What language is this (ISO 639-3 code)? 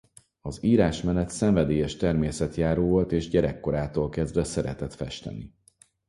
hun